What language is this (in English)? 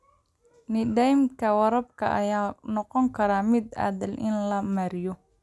Somali